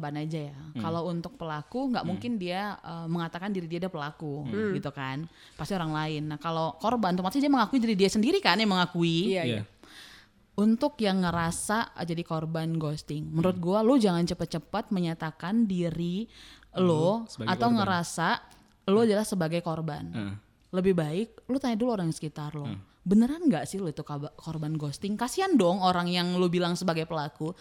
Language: Indonesian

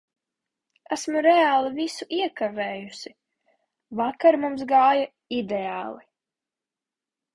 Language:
Latvian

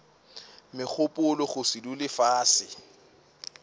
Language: Northern Sotho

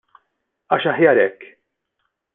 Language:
Maltese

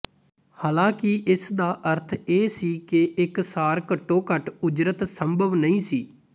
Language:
Punjabi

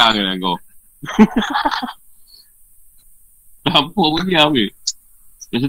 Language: Malay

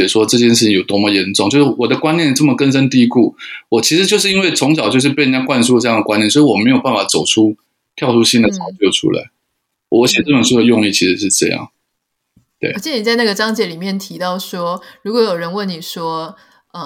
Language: Chinese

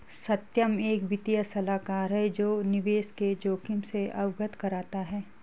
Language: Hindi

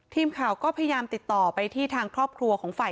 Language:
Thai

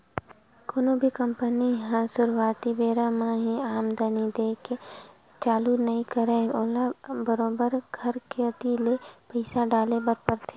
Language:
Chhattisgarhi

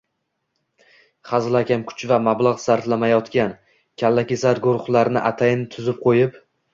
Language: Uzbek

